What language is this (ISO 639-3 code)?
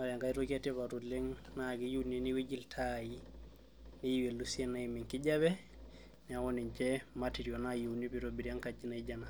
mas